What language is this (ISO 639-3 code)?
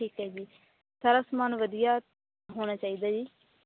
pan